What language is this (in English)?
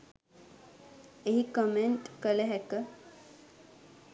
Sinhala